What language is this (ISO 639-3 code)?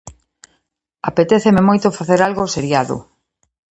glg